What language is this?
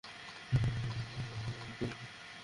Bangla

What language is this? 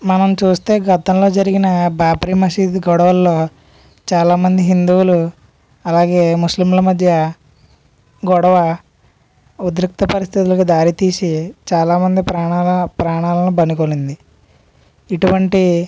Telugu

